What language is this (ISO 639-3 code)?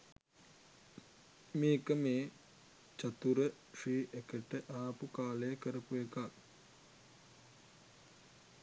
sin